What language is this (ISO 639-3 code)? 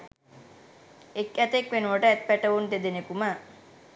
sin